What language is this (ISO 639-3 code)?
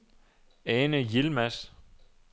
dan